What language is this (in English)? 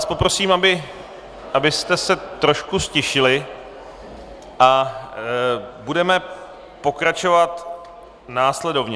Czech